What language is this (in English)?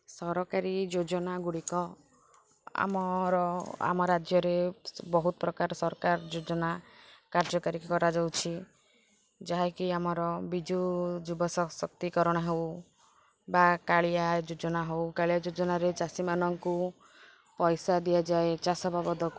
Odia